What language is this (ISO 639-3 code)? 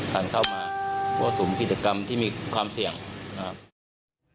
tha